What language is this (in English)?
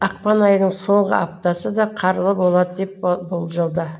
Kazakh